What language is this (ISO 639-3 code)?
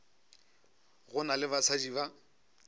nso